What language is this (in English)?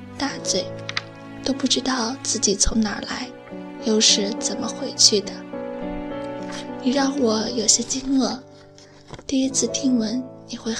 Chinese